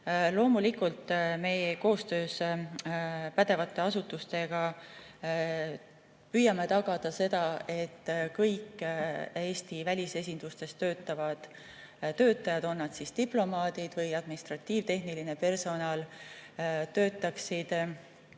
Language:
Estonian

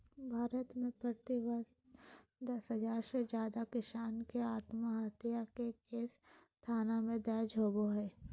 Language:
Magahi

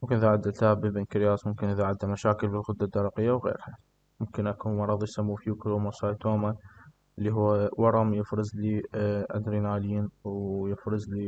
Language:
Arabic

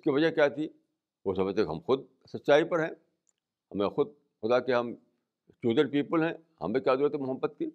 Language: Urdu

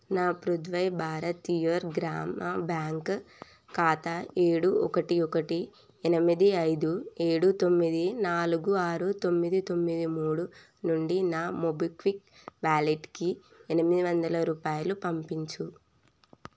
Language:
Telugu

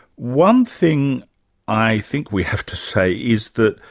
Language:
English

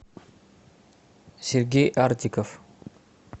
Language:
Russian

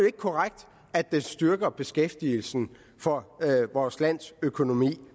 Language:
Danish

